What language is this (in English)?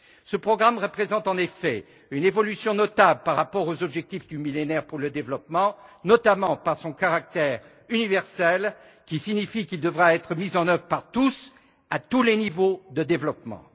French